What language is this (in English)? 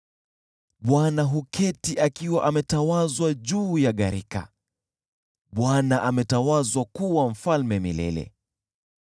Swahili